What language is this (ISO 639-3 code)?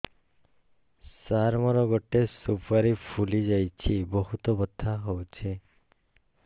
ori